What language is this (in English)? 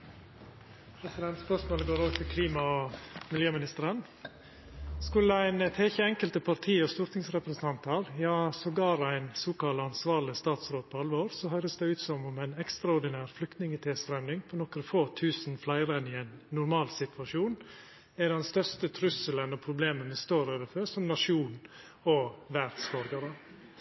Norwegian Nynorsk